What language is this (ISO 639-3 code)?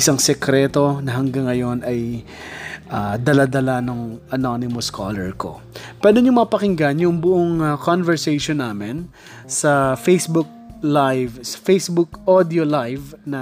fil